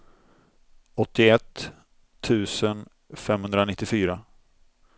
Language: Swedish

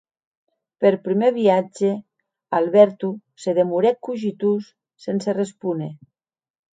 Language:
Occitan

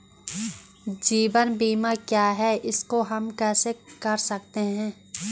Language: Hindi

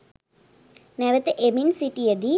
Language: Sinhala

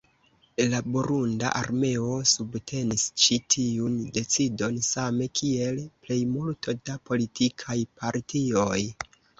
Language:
Esperanto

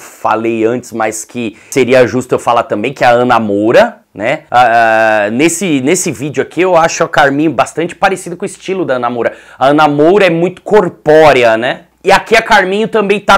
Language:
Portuguese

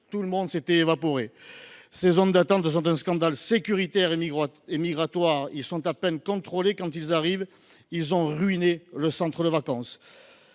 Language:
French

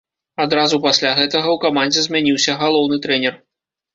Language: Belarusian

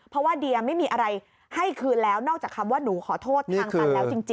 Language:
Thai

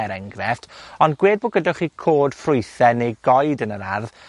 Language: Welsh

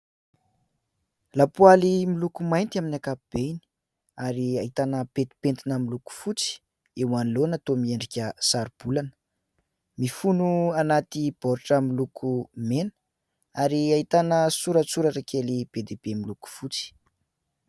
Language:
Malagasy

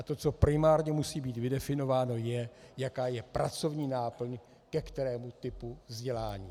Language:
Czech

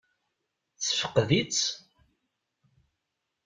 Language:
Kabyle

